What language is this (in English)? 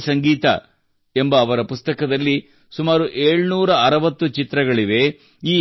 Kannada